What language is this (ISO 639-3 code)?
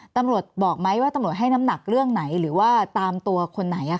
tha